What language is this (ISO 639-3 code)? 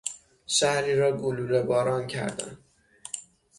fas